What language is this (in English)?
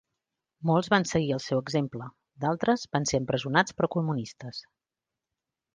Catalan